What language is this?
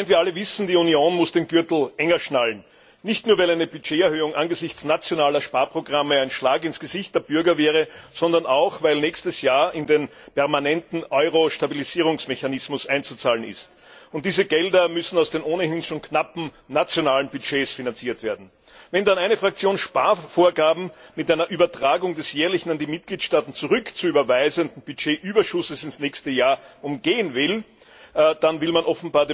German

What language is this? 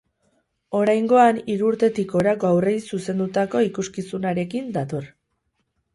Basque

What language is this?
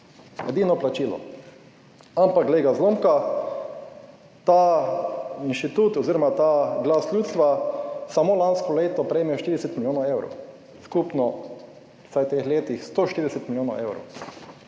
Slovenian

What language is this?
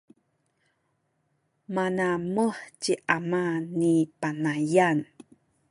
Sakizaya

